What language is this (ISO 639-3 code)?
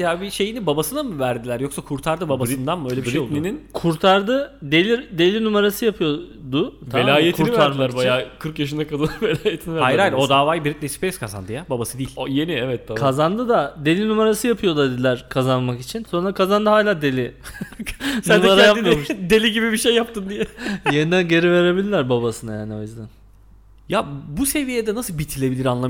tur